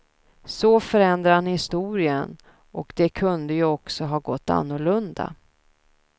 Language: Swedish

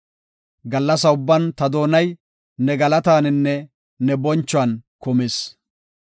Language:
Gofa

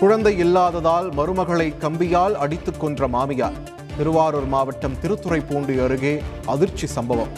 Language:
Tamil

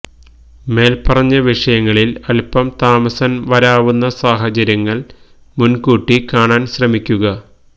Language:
Malayalam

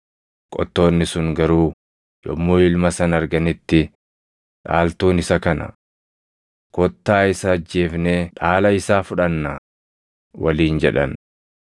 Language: Oromo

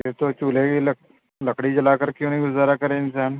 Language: Urdu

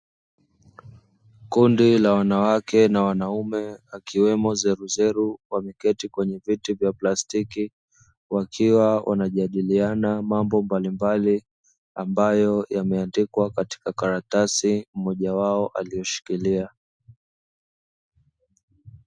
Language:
Swahili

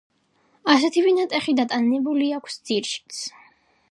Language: Georgian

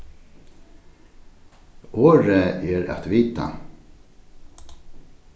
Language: Faroese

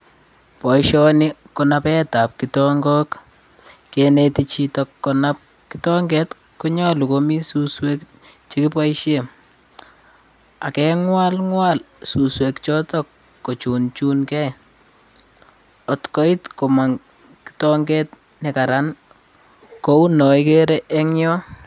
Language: Kalenjin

